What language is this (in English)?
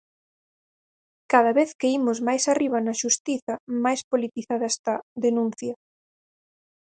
Galician